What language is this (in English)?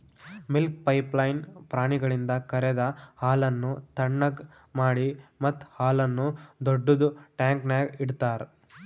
Kannada